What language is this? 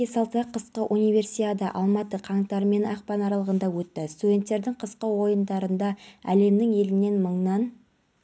Kazakh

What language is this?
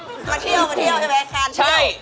Thai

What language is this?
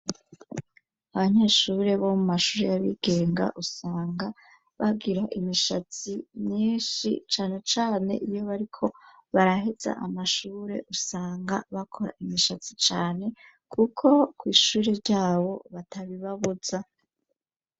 Rundi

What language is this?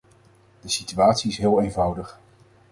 Dutch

